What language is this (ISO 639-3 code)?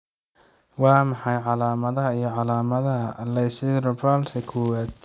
som